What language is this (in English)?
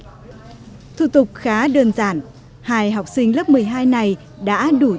Vietnamese